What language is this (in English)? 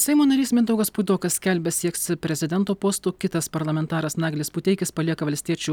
Lithuanian